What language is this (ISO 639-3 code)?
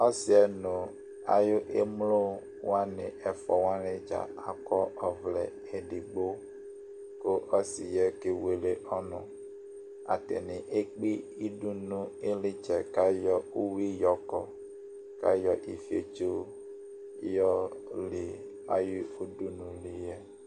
kpo